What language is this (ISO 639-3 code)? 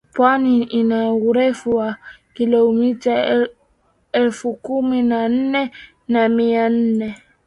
swa